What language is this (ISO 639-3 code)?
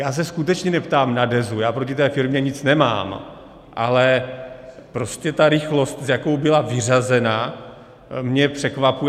ces